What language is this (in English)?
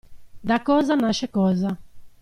Italian